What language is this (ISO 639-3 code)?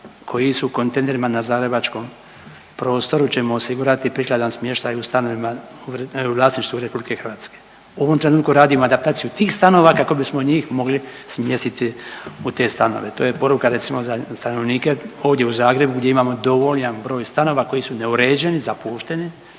hrv